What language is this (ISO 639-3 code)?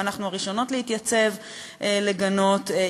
heb